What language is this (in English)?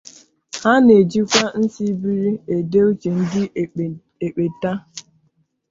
Igbo